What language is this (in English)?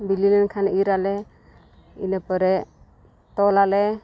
Santali